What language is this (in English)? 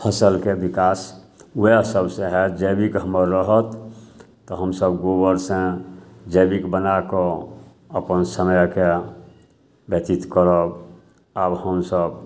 Maithili